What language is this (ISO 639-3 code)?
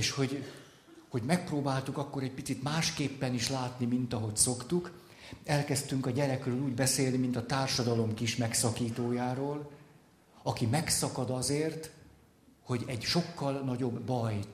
hun